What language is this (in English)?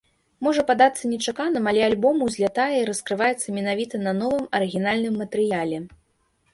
Belarusian